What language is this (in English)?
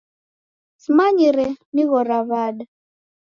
Taita